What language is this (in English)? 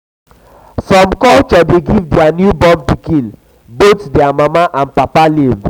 Nigerian Pidgin